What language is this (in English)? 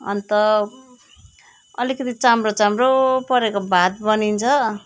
Nepali